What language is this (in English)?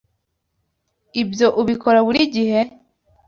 Kinyarwanda